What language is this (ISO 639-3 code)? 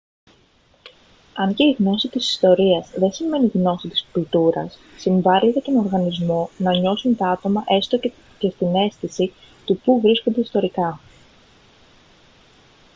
ell